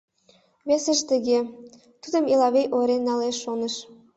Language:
Mari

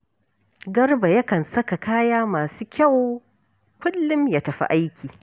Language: Hausa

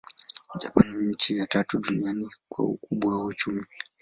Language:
Swahili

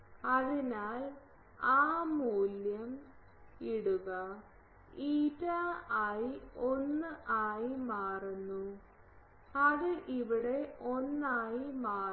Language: Malayalam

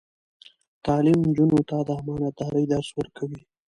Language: Pashto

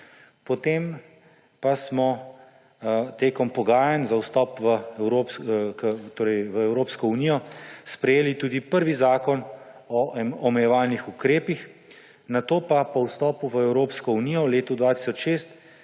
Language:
Slovenian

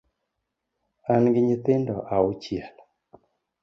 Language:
Luo (Kenya and Tanzania)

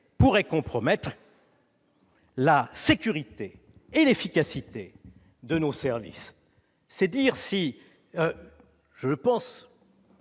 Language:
French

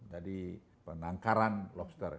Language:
Indonesian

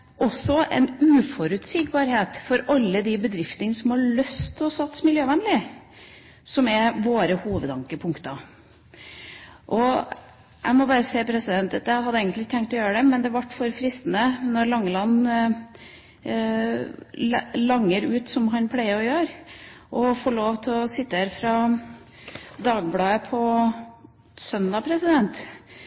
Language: Norwegian Bokmål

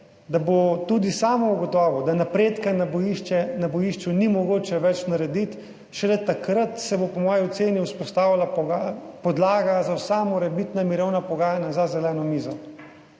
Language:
Slovenian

